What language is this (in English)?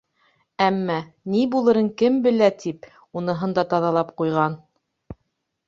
Bashkir